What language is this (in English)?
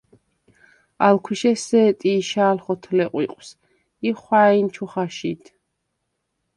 Svan